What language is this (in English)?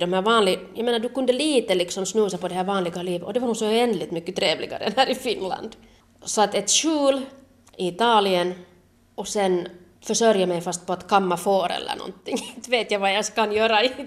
Swedish